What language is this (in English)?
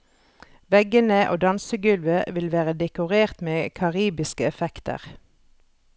Norwegian